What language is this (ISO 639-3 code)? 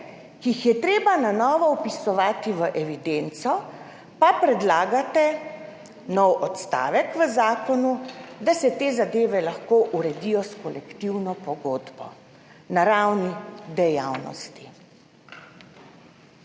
slv